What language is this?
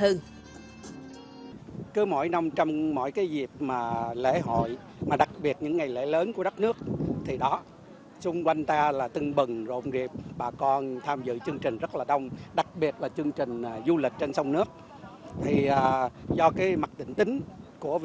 Vietnamese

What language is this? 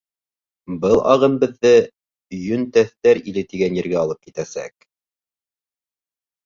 Bashkir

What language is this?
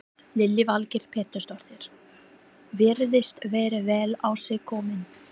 Icelandic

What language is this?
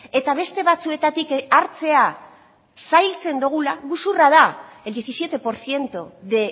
Basque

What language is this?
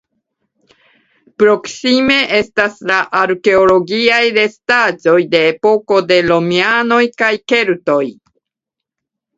Esperanto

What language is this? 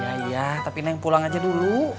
Indonesian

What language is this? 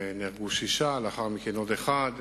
Hebrew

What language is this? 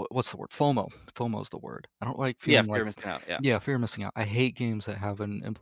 English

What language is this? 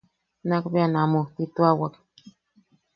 Yaqui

